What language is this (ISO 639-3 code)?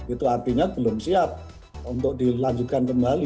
ind